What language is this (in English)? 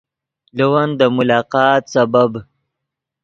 Yidgha